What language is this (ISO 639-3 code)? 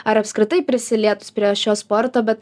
lit